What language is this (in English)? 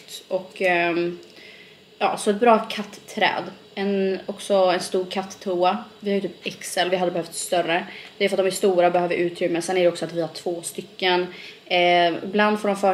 Swedish